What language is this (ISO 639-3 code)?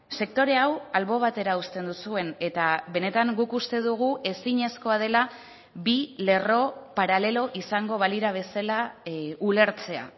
eus